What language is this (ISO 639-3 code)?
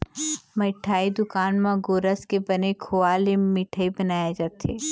hne